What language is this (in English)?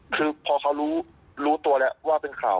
Thai